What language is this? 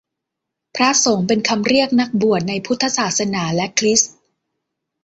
Thai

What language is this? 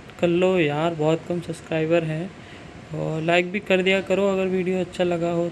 Hindi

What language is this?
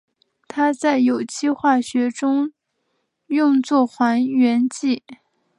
Chinese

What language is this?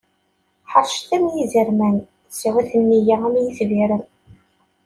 Kabyle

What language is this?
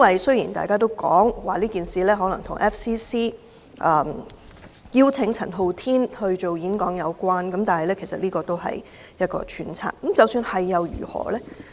Cantonese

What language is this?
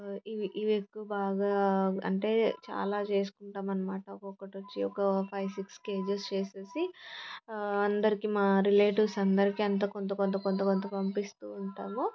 Telugu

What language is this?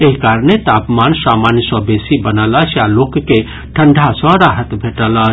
Maithili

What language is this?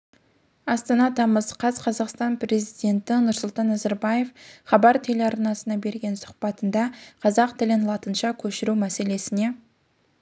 Kazakh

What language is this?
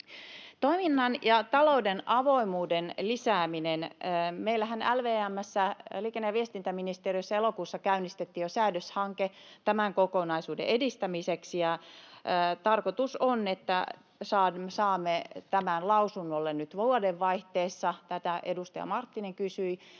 Finnish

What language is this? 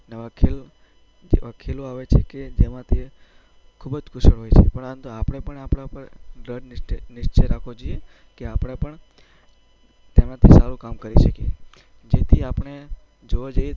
Gujarati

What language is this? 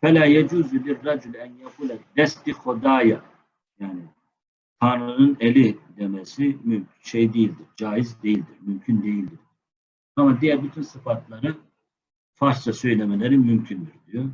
Turkish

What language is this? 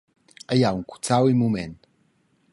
Romansh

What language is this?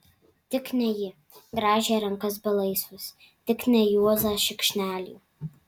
Lithuanian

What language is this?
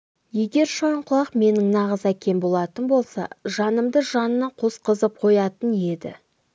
Kazakh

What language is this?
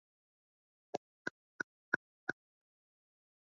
Swahili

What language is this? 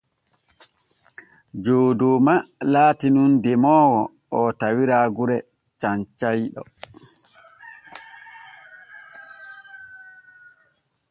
Borgu Fulfulde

